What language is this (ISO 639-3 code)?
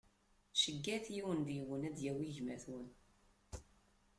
kab